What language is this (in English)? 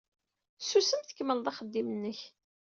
Kabyle